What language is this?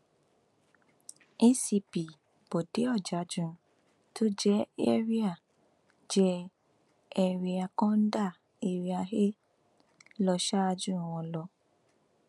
Yoruba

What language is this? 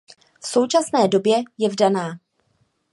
Czech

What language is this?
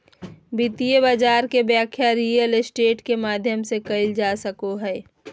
Magahi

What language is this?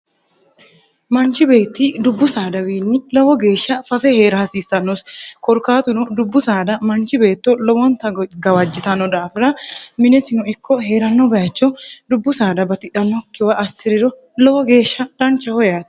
Sidamo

